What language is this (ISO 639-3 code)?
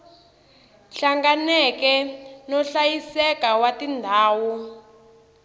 tso